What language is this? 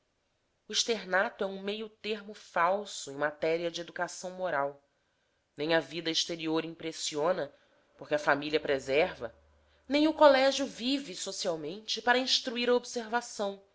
Portuguese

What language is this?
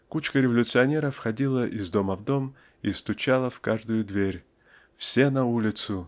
Russian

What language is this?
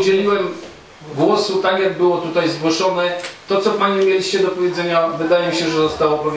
Polish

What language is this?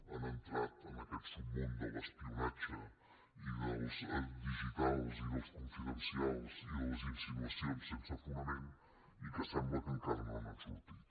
Catalan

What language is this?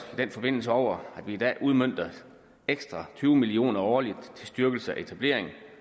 Danish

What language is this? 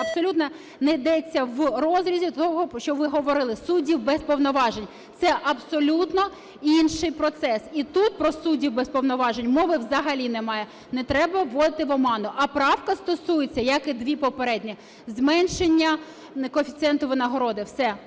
Ukrainian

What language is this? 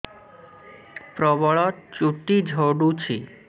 Odia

